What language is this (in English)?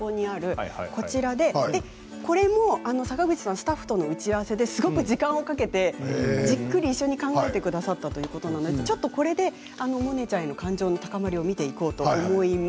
Japanese